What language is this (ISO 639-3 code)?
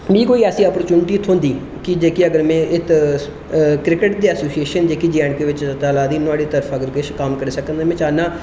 doi